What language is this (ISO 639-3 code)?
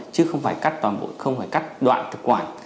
vie